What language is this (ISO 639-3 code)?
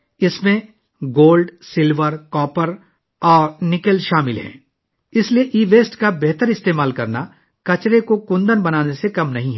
urd